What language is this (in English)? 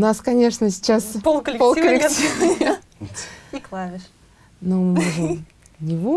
Russian